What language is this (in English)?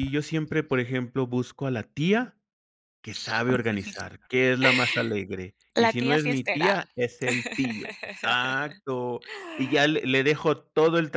Spanish